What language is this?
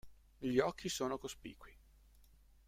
Italian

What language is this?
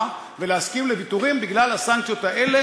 Hebrew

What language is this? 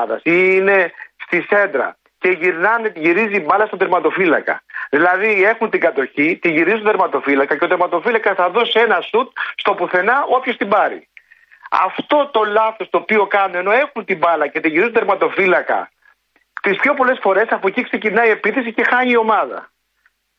Greek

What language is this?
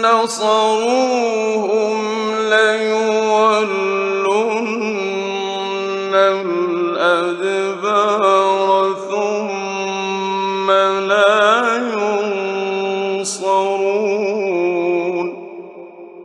Arabic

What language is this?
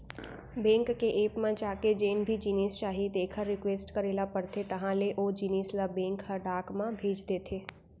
Chhattisgarhi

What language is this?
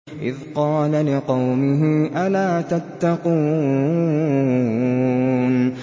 Arabic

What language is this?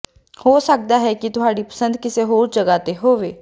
Punjabi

